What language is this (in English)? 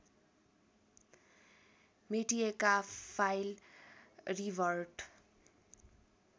Nepali